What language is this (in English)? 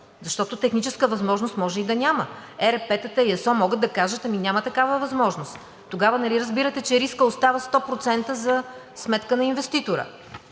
Bulgarian